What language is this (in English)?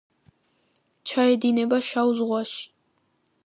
Georgian